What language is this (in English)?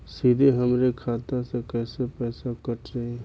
Bhojpuri